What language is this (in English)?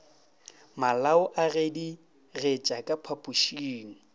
Northern Sotho